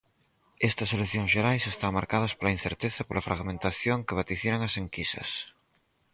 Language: Galician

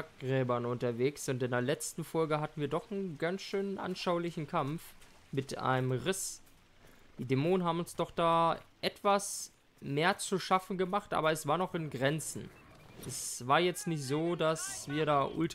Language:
German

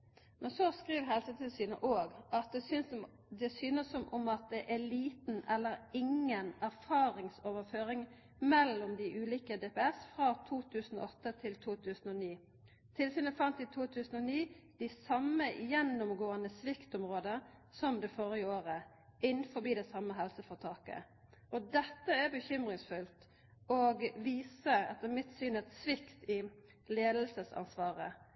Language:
Norwegian Nynorsk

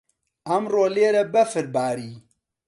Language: Central Kurdish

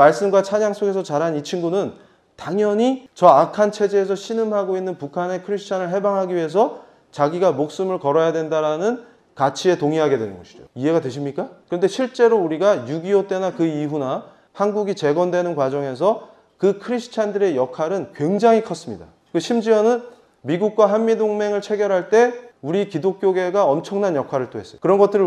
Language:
Korean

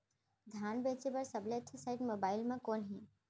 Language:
Chhattisgarhi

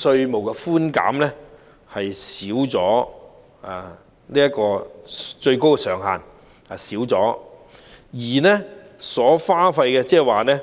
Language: Cantonese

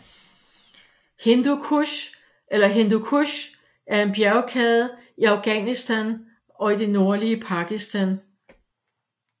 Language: Danish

